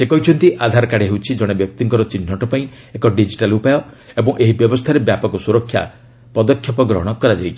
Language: Odia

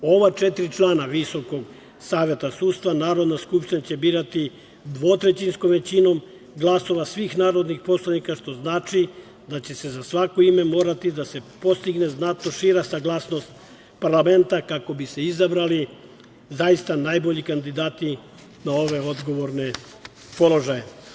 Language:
Serbian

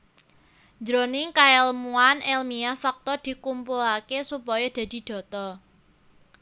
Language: Javanese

